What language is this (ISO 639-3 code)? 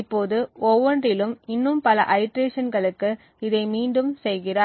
tam